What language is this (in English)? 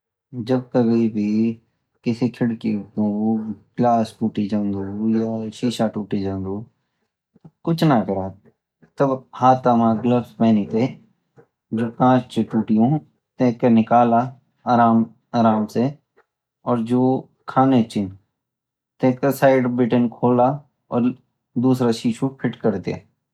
Garhwali